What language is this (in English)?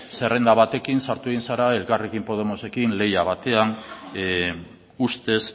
Basque